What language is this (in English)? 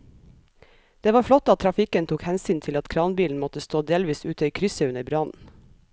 Norwegian